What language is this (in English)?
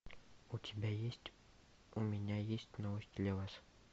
Russian